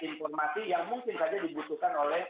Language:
Indonesian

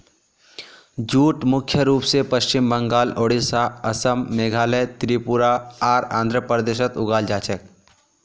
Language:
Magahi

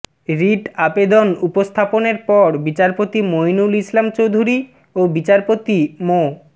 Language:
Bangla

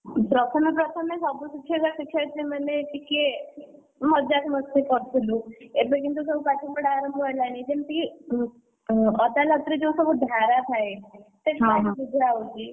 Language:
Odia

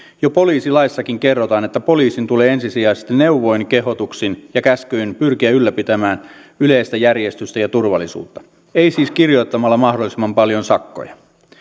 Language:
Finnish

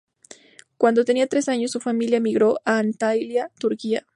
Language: Spanish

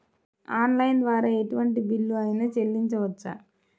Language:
Telugu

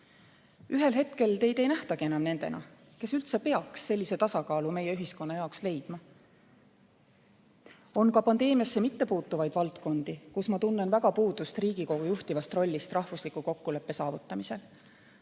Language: Estonian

